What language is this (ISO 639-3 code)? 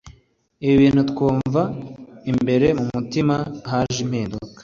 kin